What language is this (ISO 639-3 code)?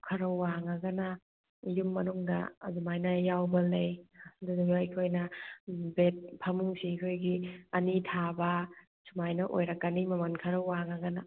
mni